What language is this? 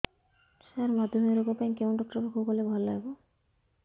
Odia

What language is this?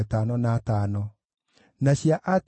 Kikuyu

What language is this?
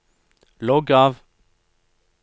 Norwegian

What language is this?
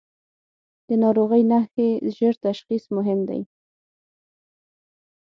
Pashto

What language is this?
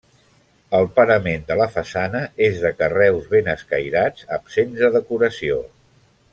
Catalan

